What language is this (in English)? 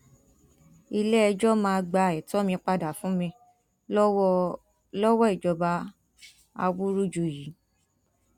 Yoruba